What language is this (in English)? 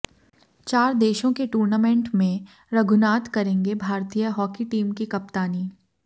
Hindi